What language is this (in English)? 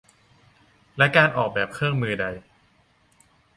Thai